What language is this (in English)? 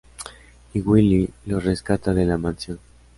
Spanish